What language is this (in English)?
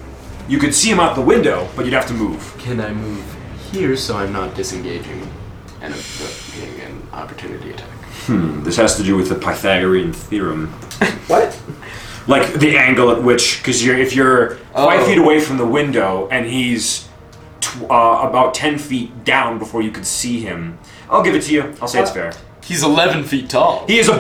English